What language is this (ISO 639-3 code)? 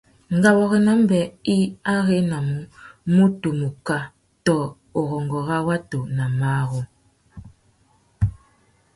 bag